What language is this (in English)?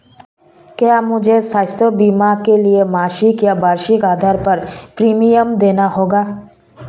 Hindi